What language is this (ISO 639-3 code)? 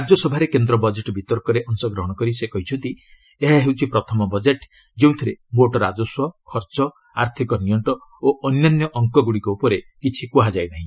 ori